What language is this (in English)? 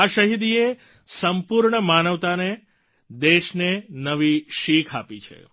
Gujarati